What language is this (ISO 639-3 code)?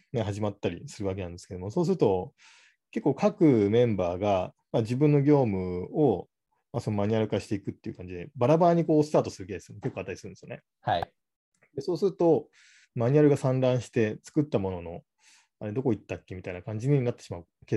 jpn